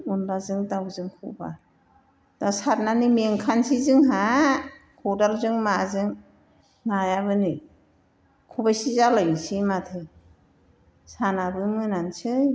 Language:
Bodo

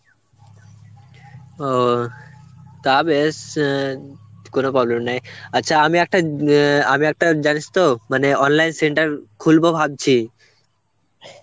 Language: Bangla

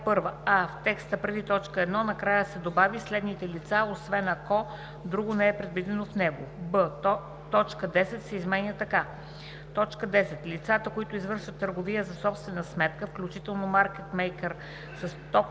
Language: Bulgarian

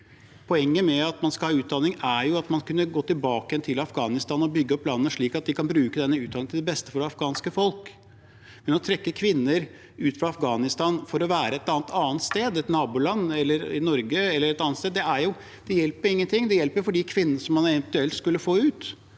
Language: Norwegian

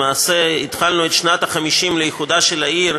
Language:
Hebrew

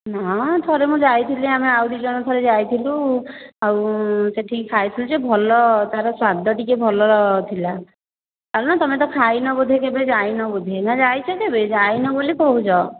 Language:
Odia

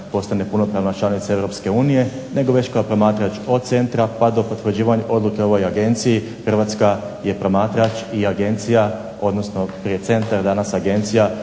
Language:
Croatian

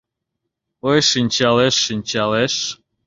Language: Mari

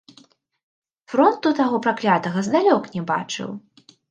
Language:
Belarusian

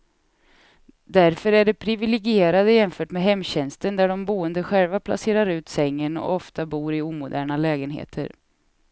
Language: Swedish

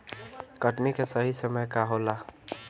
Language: Bhojpuri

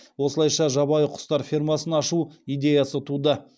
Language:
Kazakh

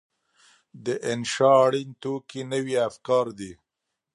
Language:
Pashto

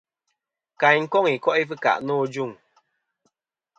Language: Kom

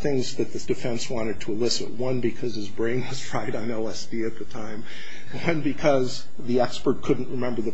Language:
English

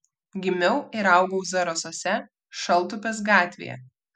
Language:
Lithuanian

